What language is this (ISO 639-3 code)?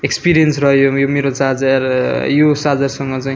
nep